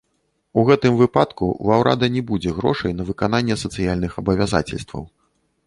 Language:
Belarusian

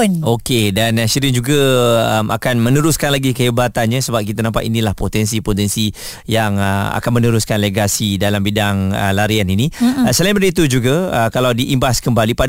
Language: Malay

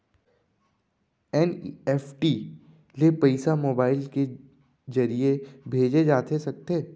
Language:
Chhattisgarhi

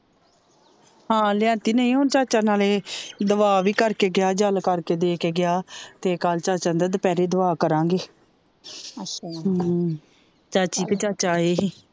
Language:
Punjabi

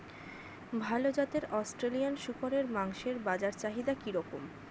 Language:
Bangla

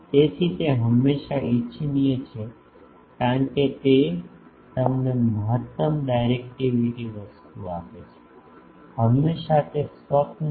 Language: Gujarati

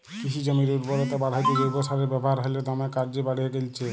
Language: Bangla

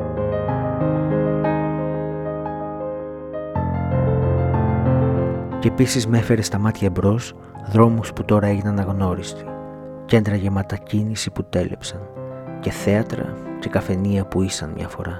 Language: Greek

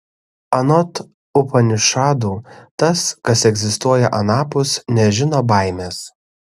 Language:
Lithuanian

